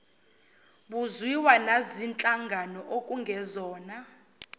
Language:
Zulu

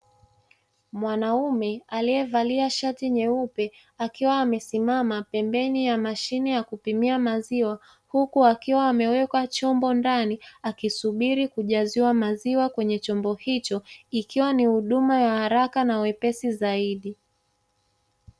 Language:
Swahili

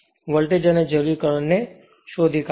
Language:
Gujarati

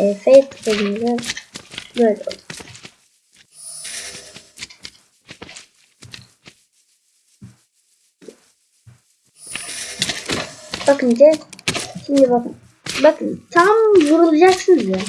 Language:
Turkish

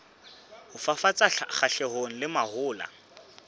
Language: Southern Sotho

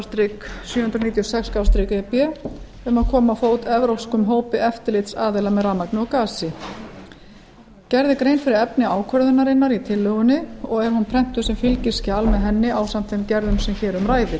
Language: Icelandic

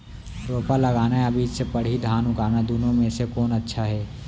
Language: Chhattisgarhi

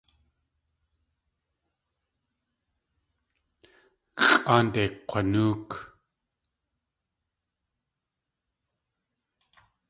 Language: Tlingit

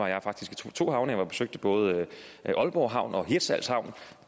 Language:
Danish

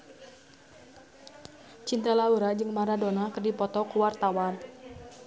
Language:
Sundanese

